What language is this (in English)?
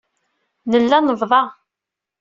Kabyle